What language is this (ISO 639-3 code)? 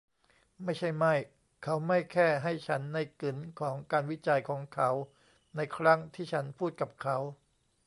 tha